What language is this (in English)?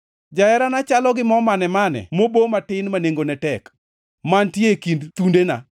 Luo (Kenya and Tanzania)